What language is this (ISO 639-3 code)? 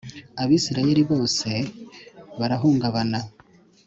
kin